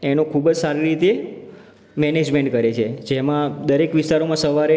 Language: Gujarati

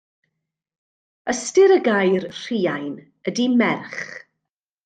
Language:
Welsh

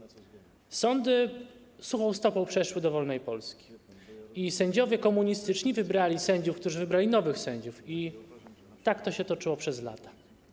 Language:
Polish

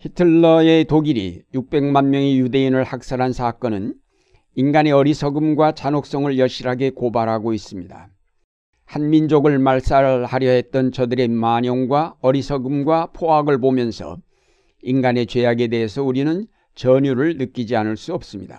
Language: Korean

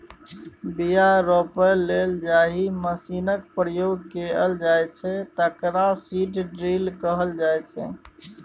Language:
Maithili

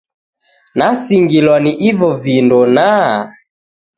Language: Taita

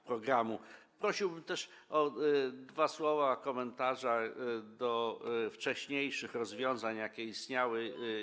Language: Polish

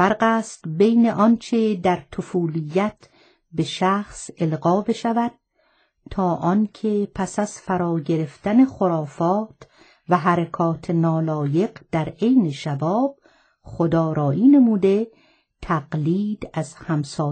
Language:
Persian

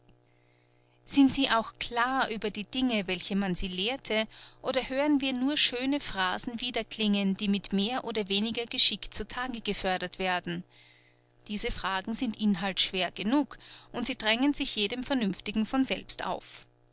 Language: German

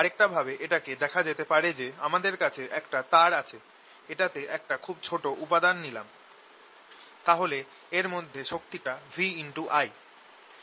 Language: Bangla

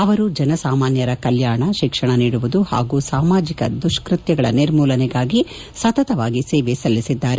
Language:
Kannada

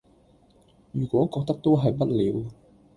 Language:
Cantonese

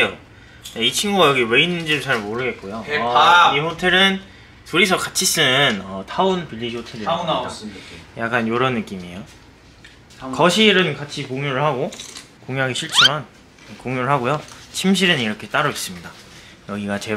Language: Korean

